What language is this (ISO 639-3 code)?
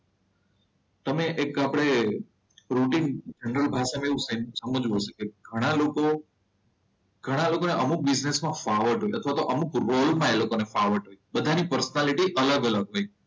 guj